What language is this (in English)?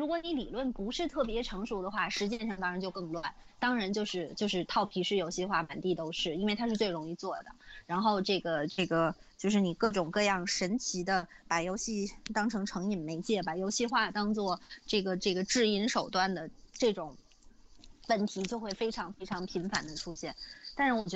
Chinese